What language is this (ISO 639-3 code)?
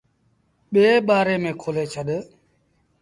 sbn